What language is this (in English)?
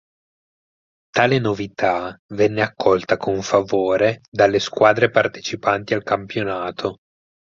Italian